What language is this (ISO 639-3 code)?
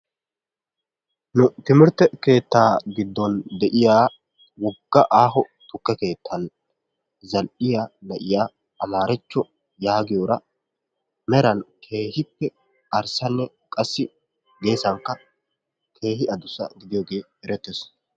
wal